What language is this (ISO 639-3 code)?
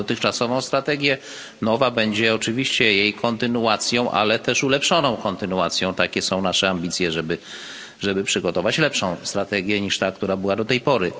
pol